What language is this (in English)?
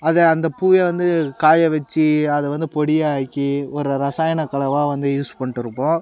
Tamil